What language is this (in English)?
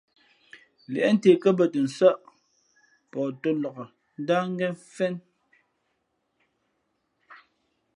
Fe'fe'